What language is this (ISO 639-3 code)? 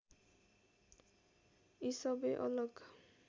nep